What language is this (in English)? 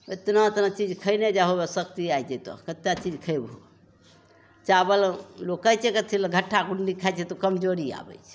Maithili